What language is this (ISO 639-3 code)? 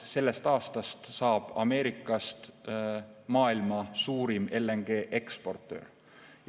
est